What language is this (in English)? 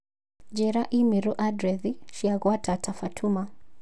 Kikuyu